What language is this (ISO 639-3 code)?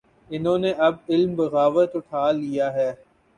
urd